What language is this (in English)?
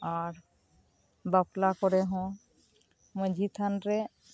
Santali